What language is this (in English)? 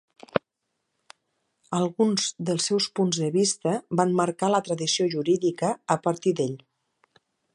Catalan